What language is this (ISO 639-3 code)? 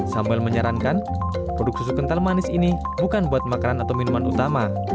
ind